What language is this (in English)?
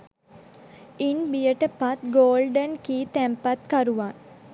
Sinhala